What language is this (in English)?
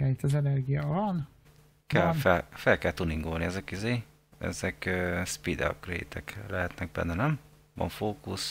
Hungarian